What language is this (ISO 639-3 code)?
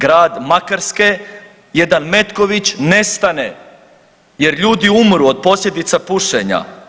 hrv